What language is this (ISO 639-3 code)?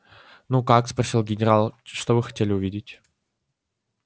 rus